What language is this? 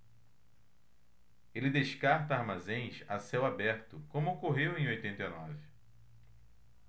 Portuguese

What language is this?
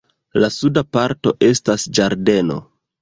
Esperanto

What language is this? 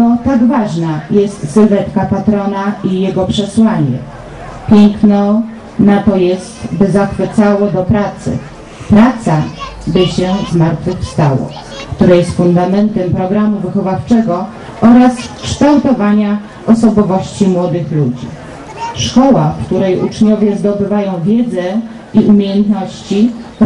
Polish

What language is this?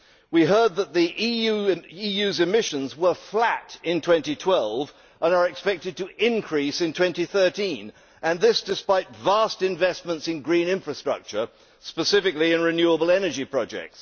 English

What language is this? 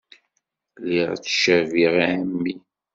Kabyle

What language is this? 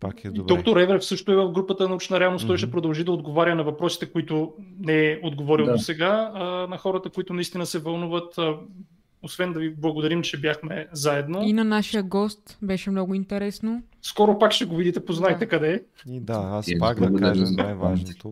Bulgarian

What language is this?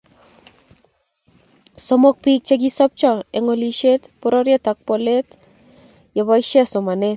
Kalenjin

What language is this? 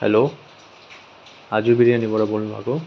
Nepali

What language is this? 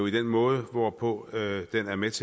Danish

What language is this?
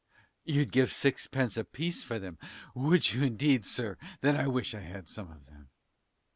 English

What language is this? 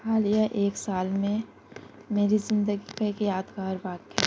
Urdu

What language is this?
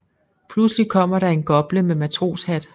Danish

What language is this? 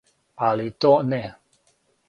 Serbian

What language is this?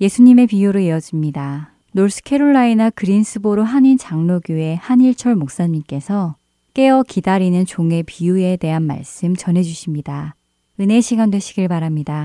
Korean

